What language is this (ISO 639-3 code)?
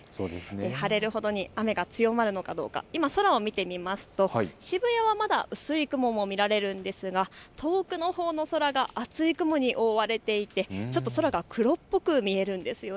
jpn